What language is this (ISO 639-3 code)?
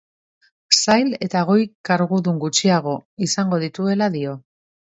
eus